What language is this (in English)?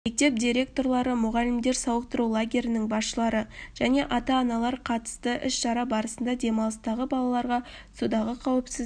Kazakh